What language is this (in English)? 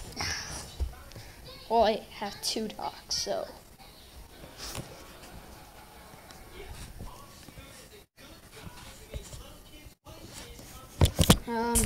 English